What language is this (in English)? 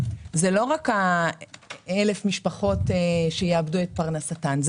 Hebrew